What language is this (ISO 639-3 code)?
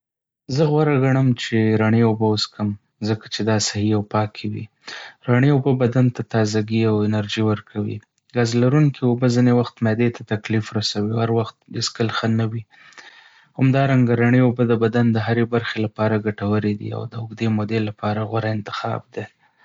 pus